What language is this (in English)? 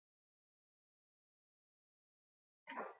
Basque